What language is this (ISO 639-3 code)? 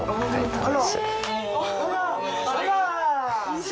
jpn